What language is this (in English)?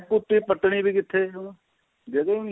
Punjabi